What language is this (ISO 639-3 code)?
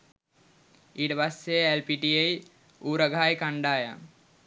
sin